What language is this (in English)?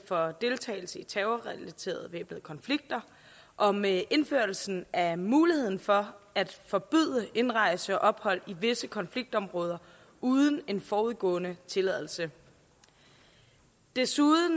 Danish